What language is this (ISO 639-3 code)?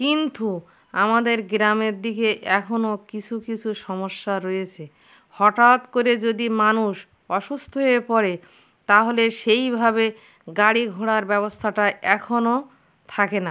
ben